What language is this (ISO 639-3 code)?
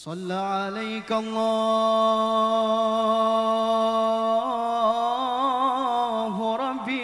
ara